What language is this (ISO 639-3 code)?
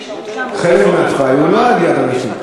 heb